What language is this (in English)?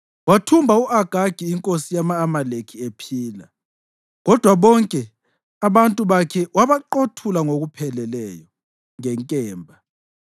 North Ndebele